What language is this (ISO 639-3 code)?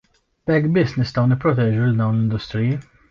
mlt